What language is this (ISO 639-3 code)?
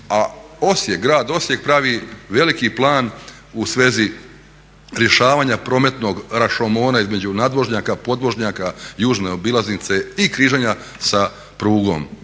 hrv